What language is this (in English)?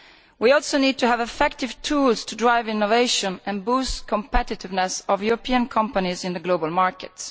English